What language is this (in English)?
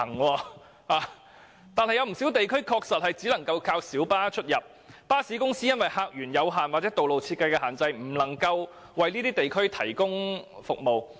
Cantonese